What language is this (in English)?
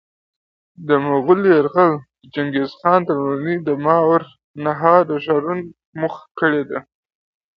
Pashto